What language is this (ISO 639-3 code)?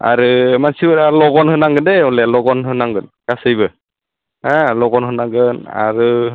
brx